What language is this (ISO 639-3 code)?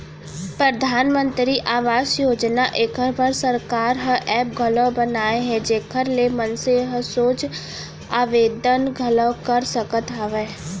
hne